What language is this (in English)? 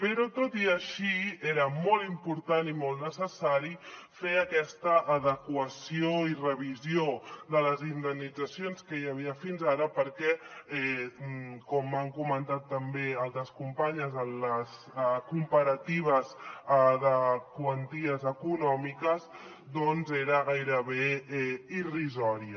Catalan